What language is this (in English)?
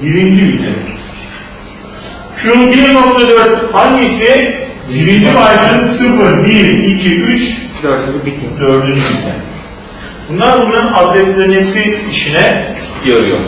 Turkish